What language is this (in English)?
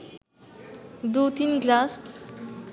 Bangla